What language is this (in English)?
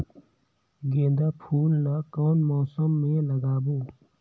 Chhattisgarhi